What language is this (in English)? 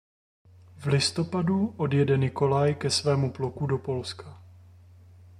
Czech